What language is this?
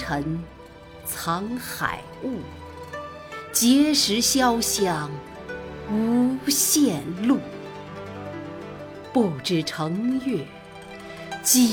Chinese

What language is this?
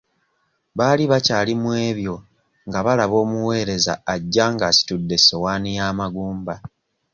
Ganda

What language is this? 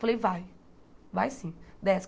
Portuguese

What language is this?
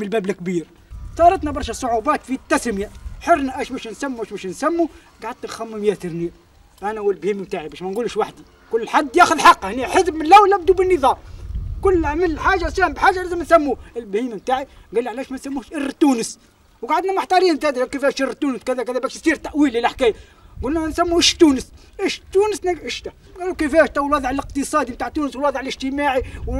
Arabic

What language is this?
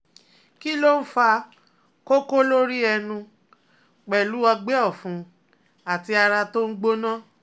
Yoruba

